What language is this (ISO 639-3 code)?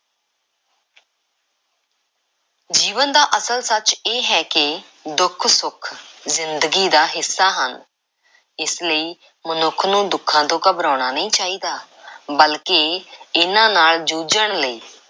pan